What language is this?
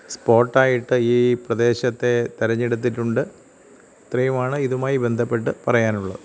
Malayalam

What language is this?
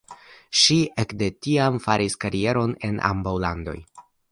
Esperanto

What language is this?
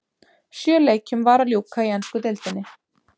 Icelandic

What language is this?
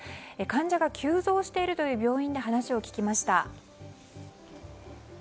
Japanese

